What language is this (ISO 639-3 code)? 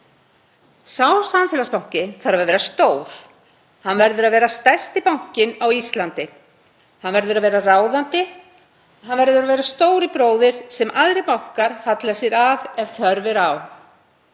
isl